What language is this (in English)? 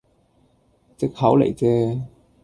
Cantonese